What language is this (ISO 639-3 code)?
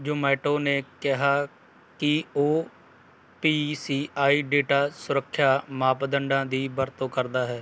pan